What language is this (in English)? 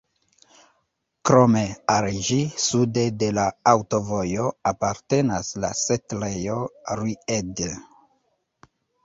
Esperanto